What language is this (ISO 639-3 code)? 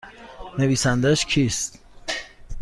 fas